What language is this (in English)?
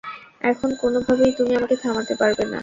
Bangla